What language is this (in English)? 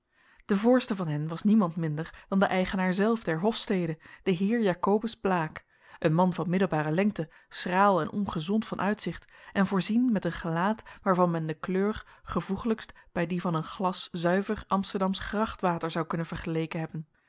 Dutch